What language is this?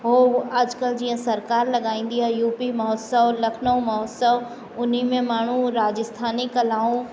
Sindhi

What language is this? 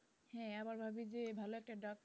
Bangla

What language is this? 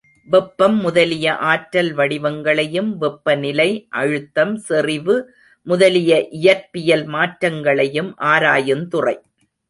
Tamil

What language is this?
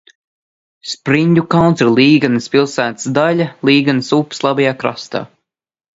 Latvian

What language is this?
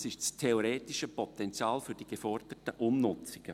Swiss German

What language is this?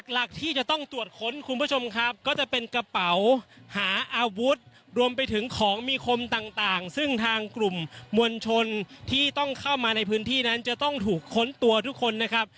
Thai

